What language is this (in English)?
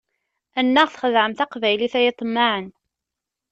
Kabyle